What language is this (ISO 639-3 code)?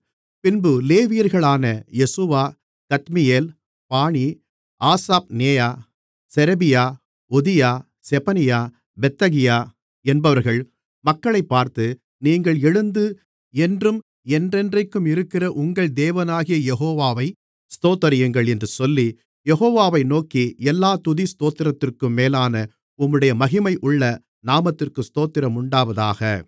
tam